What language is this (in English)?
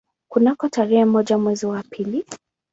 Swahili